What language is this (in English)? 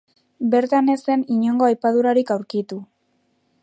Basque